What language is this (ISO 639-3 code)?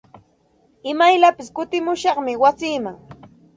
qxt